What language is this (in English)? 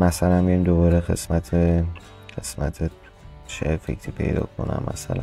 Persian